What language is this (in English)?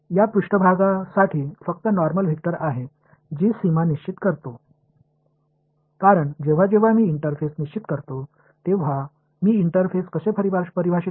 Marathi